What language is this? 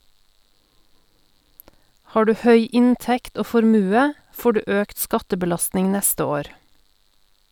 Norwegian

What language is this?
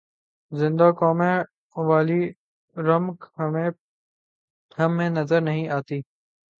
Urdu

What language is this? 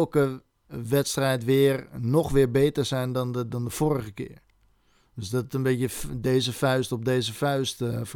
Dutch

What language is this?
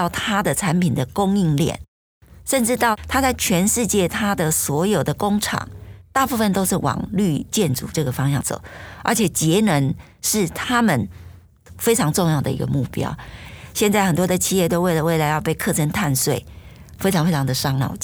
Chinese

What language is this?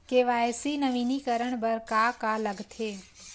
Chhattisgarhi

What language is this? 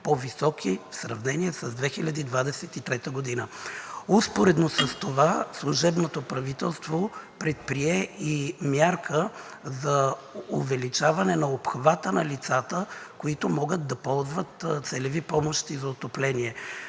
Bulgarian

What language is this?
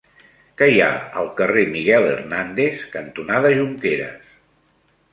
Catalan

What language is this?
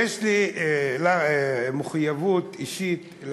Hebrew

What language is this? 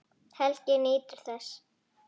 Icelandic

